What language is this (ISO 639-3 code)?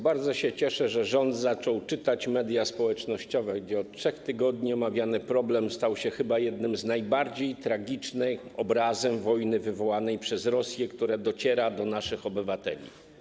pol